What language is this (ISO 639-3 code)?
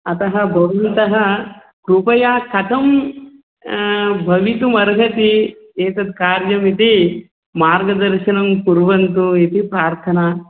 san